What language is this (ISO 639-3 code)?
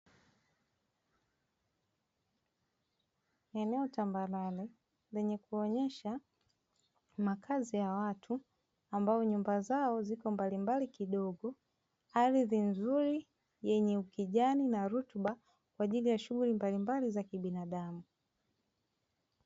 swa